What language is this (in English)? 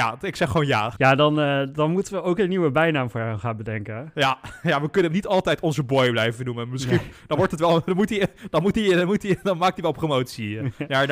Dutch